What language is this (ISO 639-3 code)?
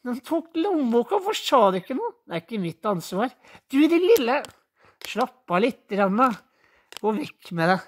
nor